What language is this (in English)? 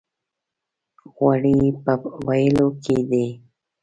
Pashto